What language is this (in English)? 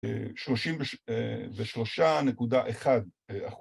Hebrew